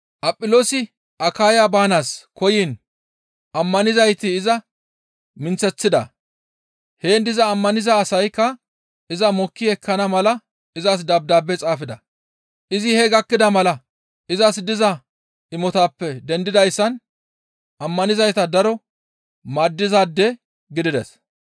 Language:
Gamo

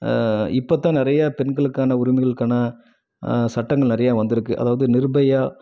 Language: Tamil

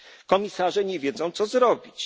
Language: Polish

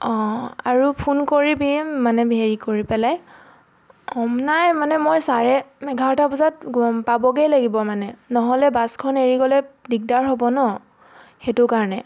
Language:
Assamese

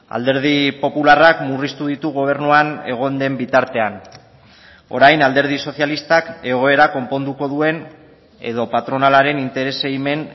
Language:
Basque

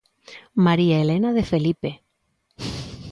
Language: Galician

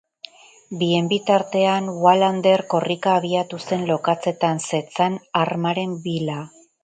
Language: Basque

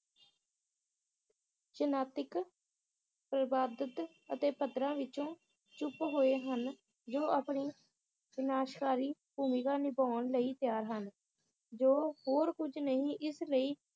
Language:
Punjabi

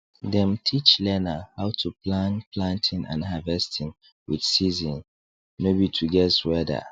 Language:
Nigerian Pidgin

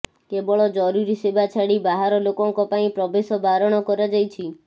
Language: Odia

